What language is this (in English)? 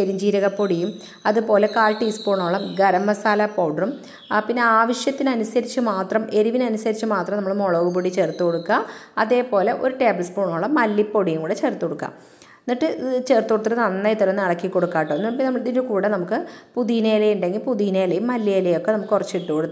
Malayalam